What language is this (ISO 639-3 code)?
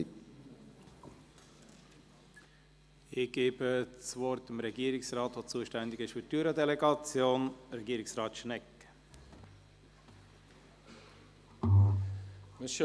gsw